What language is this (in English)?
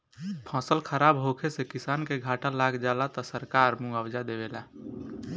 Bhojpuri